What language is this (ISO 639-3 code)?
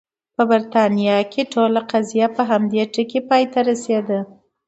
pus